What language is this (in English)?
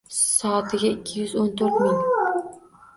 Uzbek